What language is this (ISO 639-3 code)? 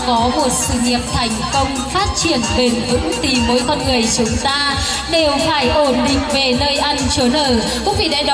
vie